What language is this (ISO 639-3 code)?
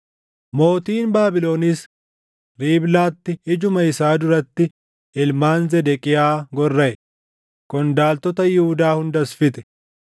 orm